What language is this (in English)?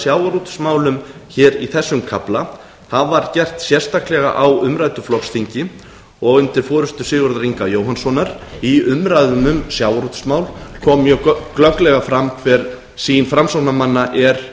Icelandic